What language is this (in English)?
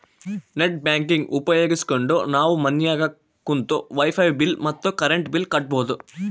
Kannada